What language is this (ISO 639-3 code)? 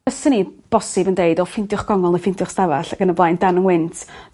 cym